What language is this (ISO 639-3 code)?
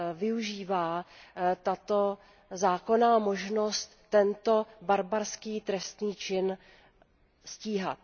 ces